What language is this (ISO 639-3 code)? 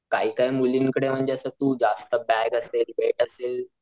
mar